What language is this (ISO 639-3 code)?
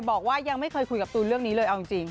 tha